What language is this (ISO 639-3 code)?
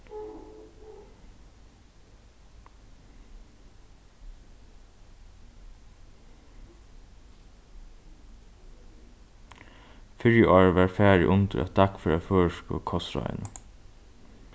fao